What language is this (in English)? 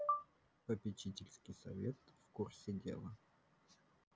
Russian